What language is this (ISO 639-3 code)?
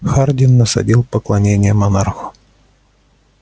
rus